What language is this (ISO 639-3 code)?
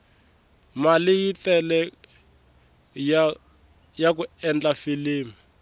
tso